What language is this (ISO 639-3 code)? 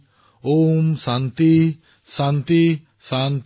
asm